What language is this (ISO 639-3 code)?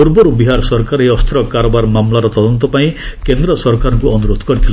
ori